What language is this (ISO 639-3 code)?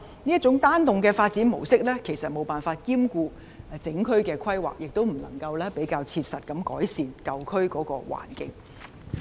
yue